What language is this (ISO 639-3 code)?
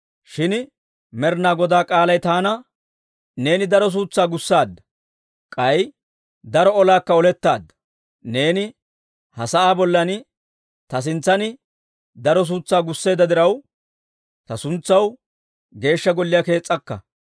dwr